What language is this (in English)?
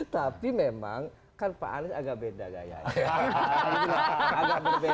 Indonesian